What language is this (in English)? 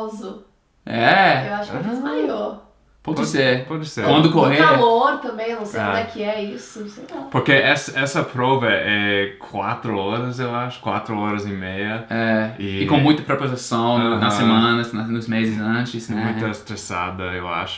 Portuguese